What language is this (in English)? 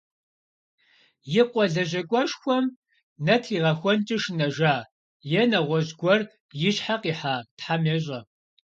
Kabardian